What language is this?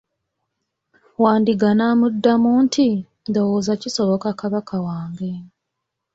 Ganda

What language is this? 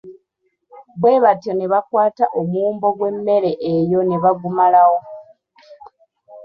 Ganda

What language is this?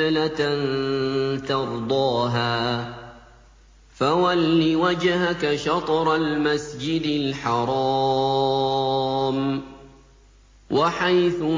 Arabic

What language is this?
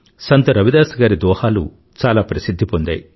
Telugu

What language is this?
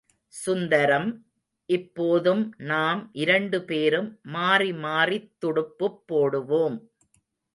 Tamil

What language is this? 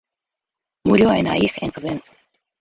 Spanish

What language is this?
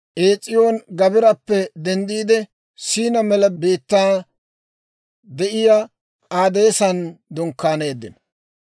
Dawro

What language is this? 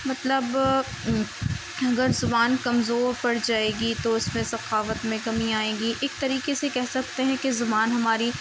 Urdu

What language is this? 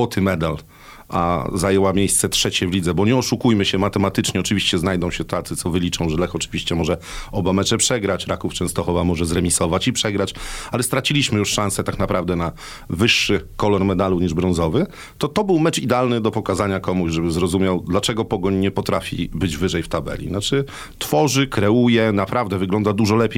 Polish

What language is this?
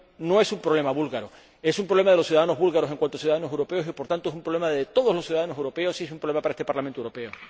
Spanish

